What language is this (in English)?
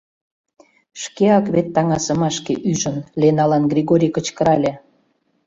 Mari